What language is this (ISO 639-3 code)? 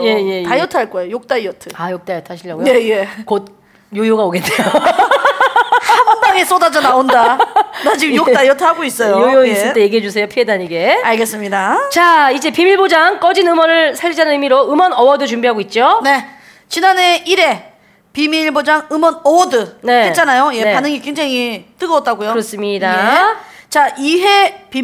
kor